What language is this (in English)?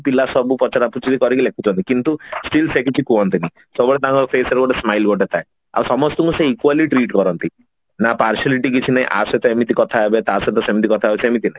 Odia